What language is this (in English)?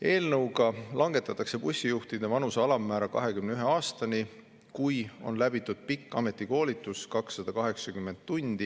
Estonian